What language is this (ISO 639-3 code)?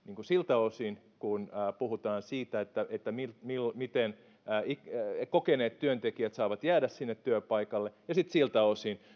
fin